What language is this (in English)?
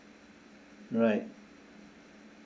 English